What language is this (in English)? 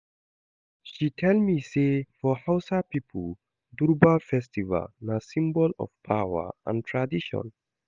Nigerian Pidgin